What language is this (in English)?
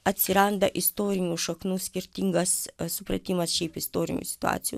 Lithuanian